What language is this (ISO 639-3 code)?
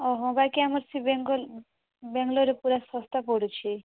ori